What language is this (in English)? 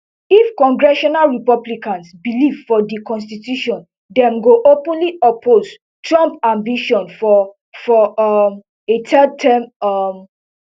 Nigerian Pidgin